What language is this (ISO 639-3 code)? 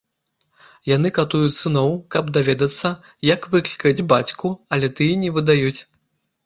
bel